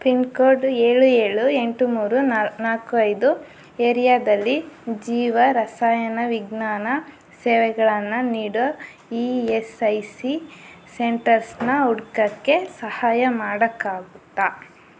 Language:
Kannada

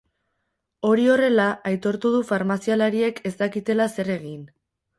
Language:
Basque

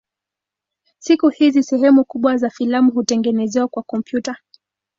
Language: Swahili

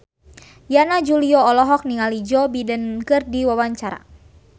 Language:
Sundanese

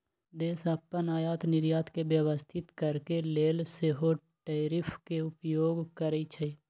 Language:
Magahi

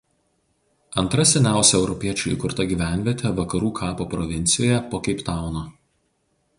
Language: Lithuanian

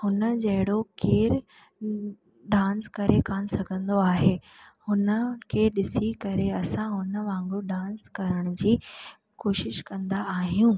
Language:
Sindhi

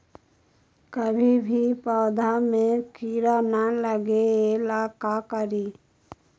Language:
Magahi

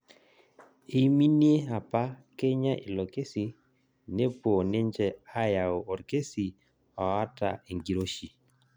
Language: Masai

